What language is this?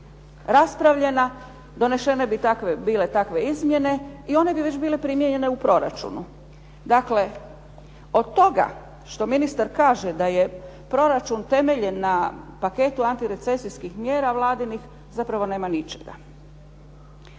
Croatian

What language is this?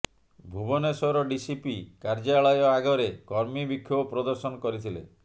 Odia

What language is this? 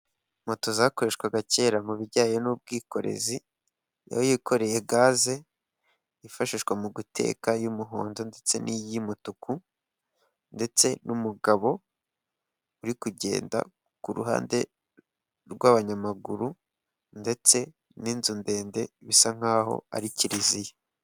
Kinyarwanda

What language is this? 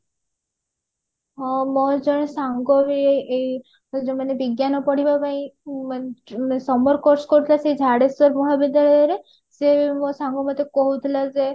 Odia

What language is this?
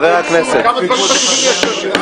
Hebrew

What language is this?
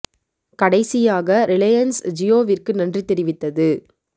Tamil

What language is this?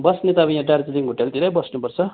Nepali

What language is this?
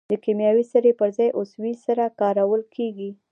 Pashto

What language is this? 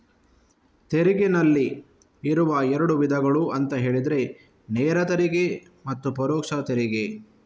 Kannada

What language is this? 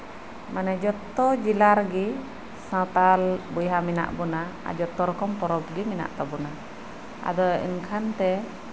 Santali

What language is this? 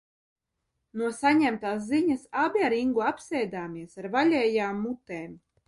Latvian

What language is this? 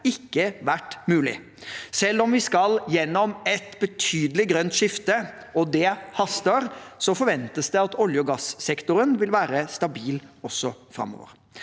Norwegian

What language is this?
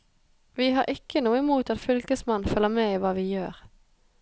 Norwegian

